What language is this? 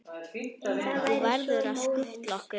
Icelandic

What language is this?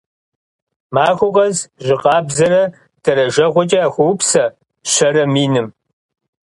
Kabardian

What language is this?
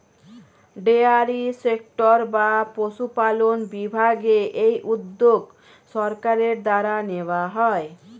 Bangla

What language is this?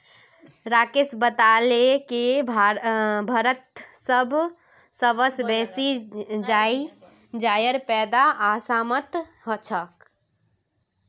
Magahi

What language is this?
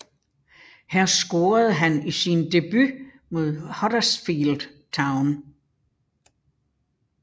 Danish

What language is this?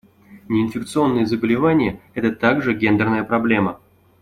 Russian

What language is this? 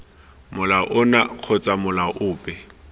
Tswana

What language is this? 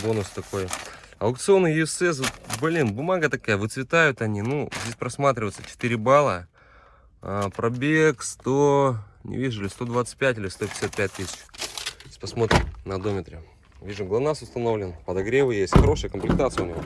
Russian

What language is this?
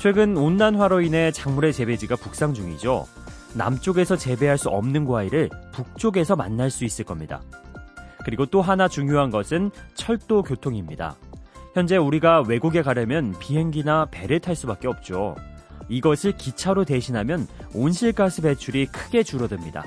Korean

